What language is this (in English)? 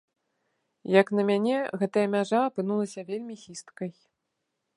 Belarusian